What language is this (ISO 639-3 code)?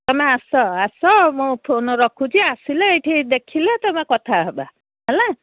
ori